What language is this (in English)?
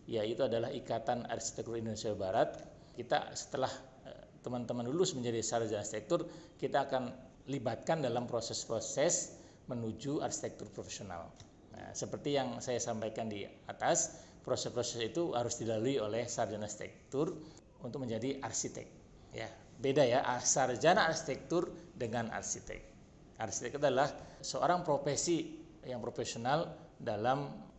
Indonesian